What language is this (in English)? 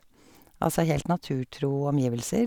Norwegian